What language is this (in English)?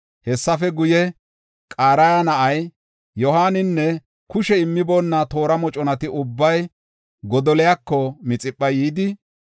Gofa